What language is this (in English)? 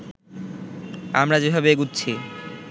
Bangla